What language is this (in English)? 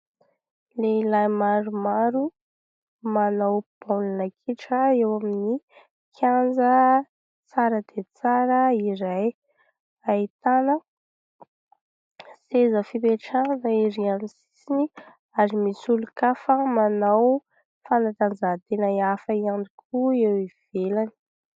Malagasy